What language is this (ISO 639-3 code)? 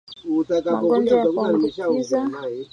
swa